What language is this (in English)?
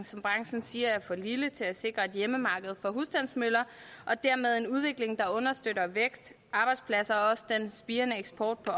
Danish